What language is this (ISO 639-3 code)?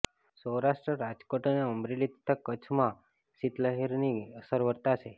guj